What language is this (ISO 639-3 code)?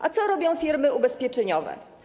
pol